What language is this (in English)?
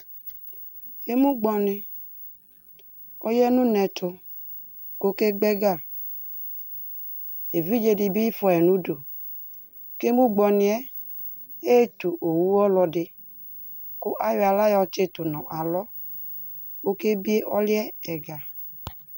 Ikposo